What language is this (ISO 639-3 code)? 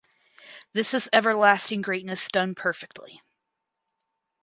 eng